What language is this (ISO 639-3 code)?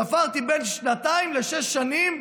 heb